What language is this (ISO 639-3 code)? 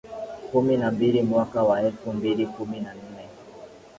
swa